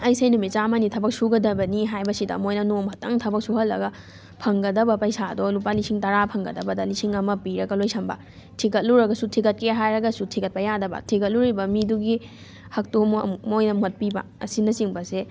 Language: Manipuri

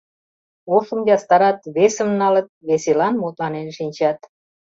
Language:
Mari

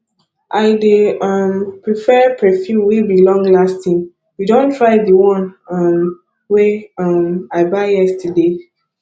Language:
Nigerian Pidgin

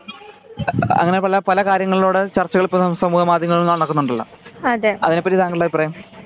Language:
Malayalam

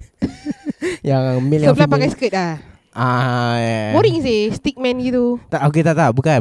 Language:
Malay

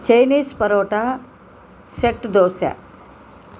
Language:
Telugu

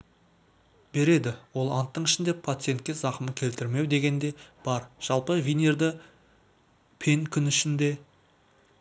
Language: Kazakh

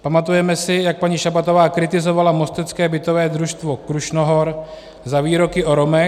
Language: Czech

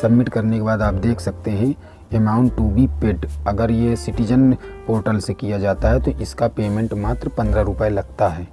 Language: Hindi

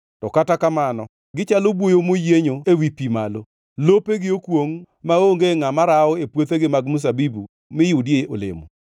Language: Luo (Kenya and Tanzania)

